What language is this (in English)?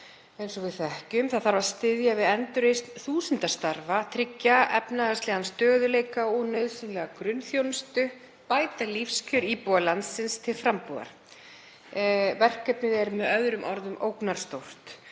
Icelandic